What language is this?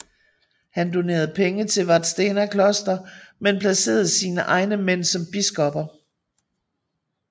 Danish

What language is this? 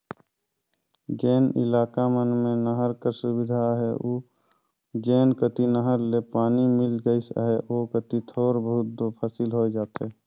Chhattisgarhi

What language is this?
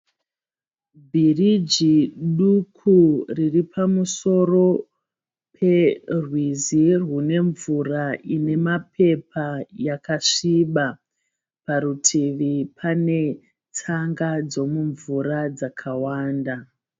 Shona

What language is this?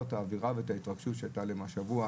Hebrew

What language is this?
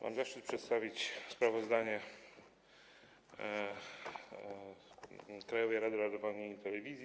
Polish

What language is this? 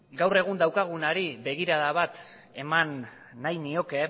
Basque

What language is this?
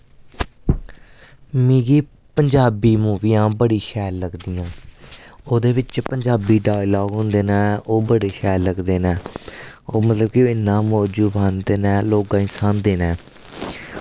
Dogri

